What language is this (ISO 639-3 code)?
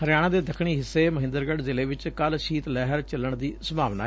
pan